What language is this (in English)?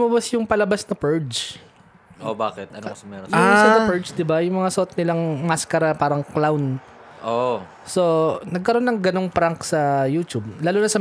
Filipino